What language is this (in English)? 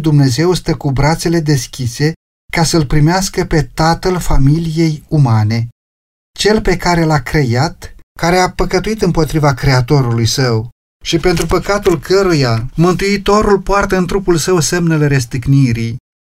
Romanian